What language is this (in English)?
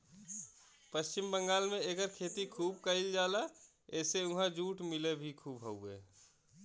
Bhojpuri